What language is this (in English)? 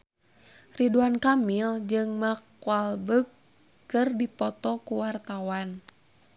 Sundanese